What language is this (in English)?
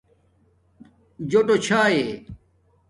Domaaki